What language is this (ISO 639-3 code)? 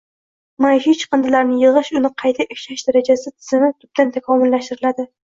uzb